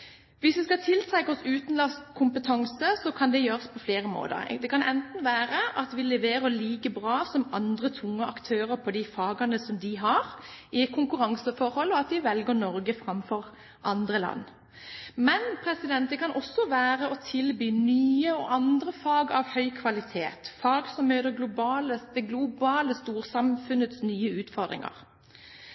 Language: Norwegian Bokmål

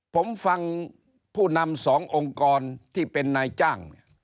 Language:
Thai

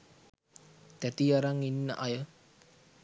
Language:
Sinhala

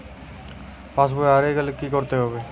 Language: Bangla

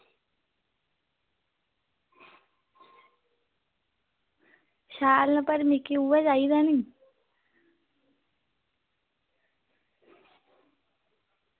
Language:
Dogri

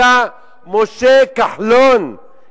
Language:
Hebrew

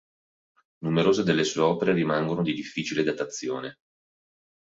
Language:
Italian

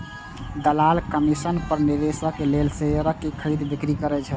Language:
Maithili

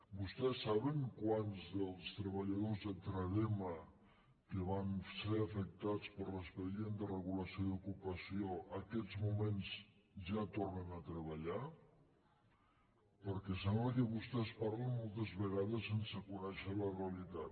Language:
Catalan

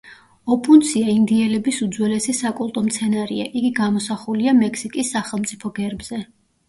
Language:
Georgian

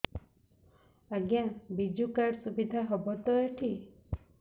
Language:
Odia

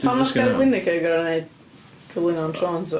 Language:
Welsh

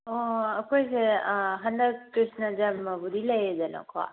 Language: Manipuri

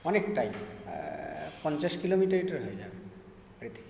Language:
Bangla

